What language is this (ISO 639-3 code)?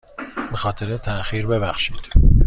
fas